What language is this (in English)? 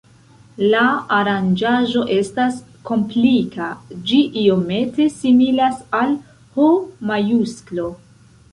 Esperanto